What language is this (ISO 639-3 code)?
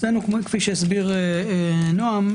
heb